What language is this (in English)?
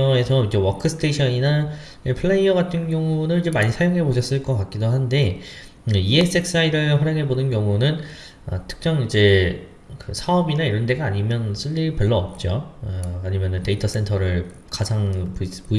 Korean